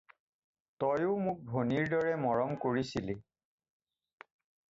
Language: Assamese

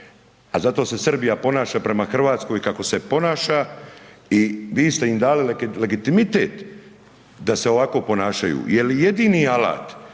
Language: Croatian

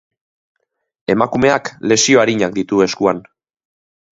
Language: Basque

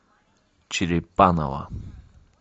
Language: Russian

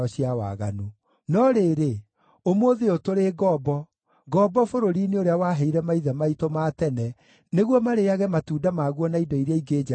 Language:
Kikuyu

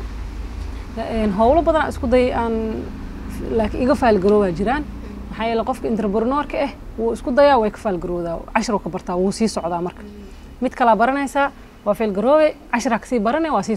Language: Arabic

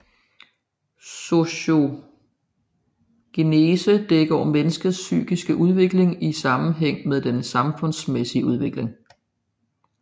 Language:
Danish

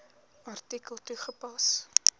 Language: Afrikaans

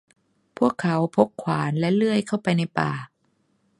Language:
Thai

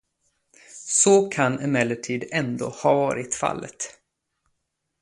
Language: Swedish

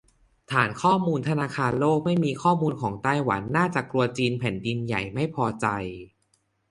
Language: Thai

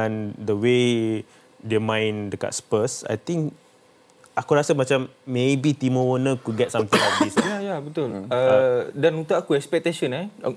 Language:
Malay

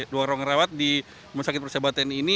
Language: Indonesian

